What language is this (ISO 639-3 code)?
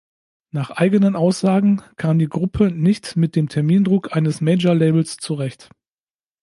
deu